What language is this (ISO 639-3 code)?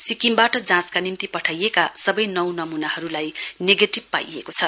nep